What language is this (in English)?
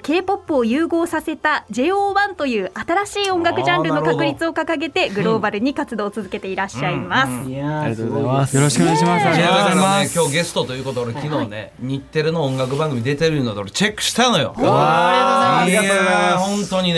Japanese